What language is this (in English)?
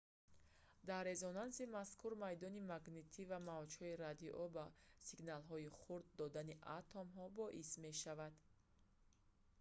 Tajik